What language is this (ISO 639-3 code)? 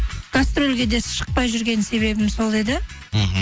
kaz